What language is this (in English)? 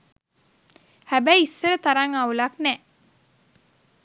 Sinhala